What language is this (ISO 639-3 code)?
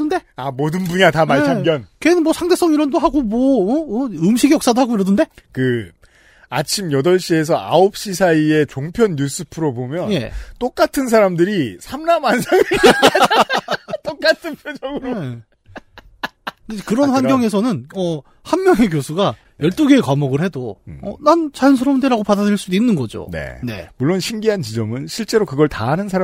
kor